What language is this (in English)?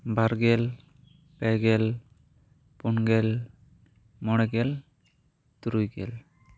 Santali